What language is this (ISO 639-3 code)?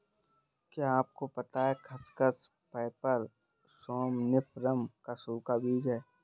hin